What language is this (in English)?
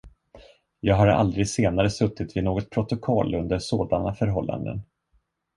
Swedish